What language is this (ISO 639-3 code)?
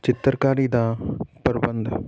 pan